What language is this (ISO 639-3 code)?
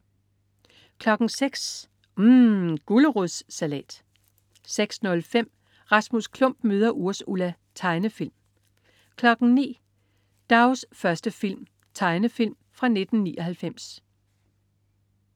dan